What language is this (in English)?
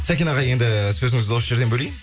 Kazakh